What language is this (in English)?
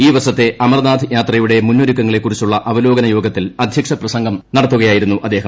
Malayalam